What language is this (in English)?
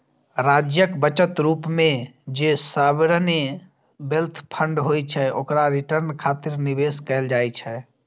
Maithili